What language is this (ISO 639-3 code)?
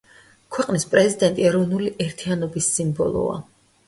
kat